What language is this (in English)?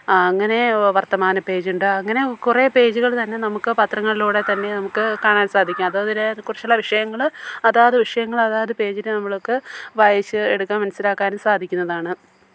Malayalam